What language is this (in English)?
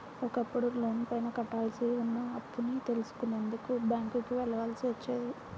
Telugu